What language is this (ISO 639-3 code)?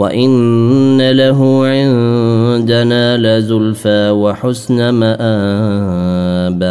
ara